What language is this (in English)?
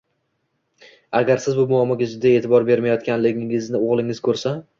Uzbek